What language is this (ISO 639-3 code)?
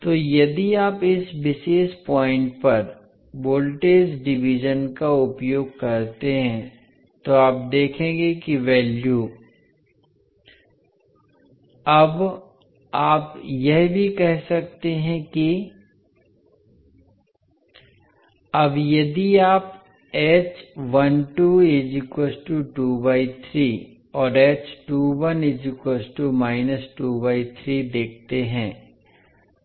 hin